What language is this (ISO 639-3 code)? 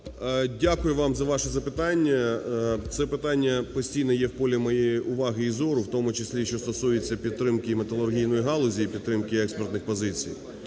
ukr